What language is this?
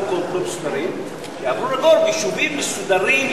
Hebrew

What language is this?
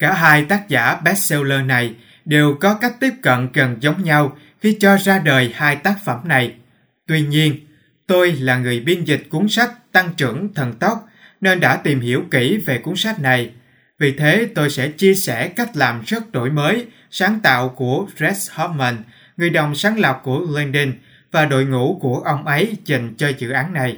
Vietnamese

